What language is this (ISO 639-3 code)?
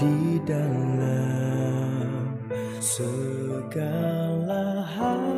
ind